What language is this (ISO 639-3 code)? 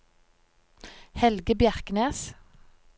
nor